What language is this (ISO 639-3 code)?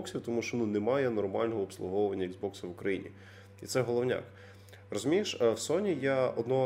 ukr